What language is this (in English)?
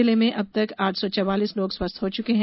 Hindi